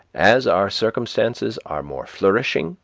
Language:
English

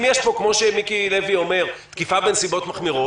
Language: Hebrew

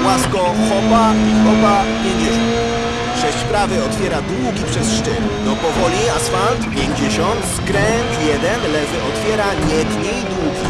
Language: Polish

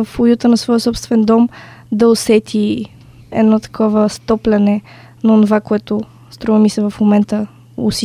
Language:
Bulgarian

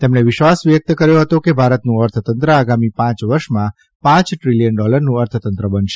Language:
Gujarati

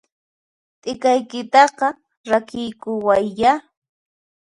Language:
Puno Quechua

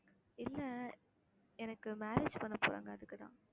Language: Tamil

